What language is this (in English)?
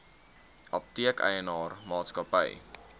Afrikaans